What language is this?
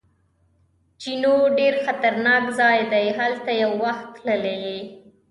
Pashto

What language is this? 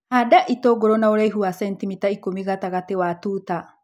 Kikuyu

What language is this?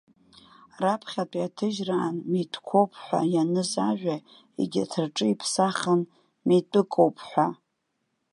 Abkhazian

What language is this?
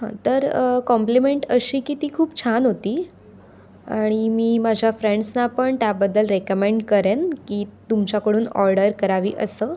Marathi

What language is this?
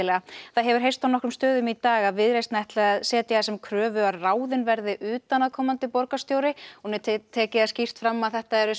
Icelandic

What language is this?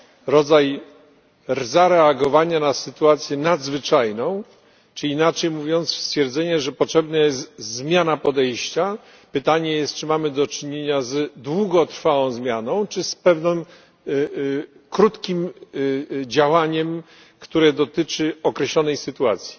Polish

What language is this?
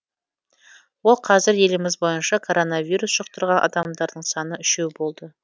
Kazakh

